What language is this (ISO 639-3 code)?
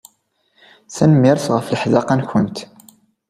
kab